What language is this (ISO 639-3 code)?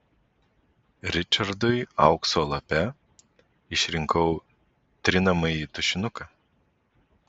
lit